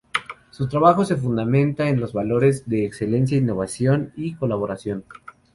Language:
Spanish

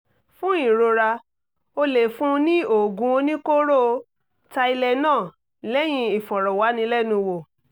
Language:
Yoruba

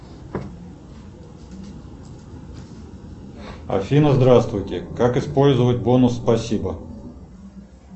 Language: Russian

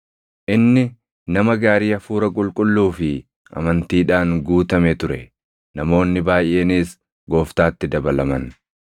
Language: Oromo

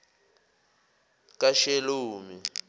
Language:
Zulu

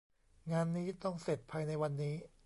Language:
Thai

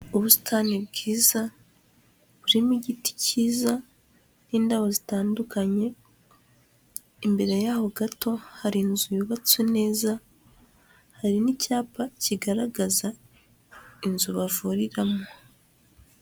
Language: Kinyarwanda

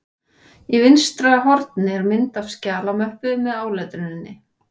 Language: Icelandic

